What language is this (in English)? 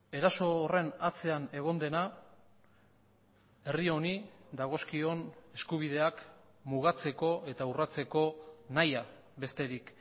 Basque